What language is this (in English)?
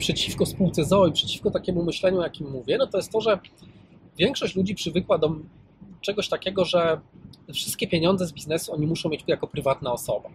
Polish